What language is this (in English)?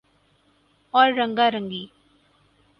Urdu